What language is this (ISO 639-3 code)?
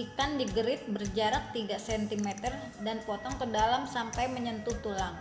ind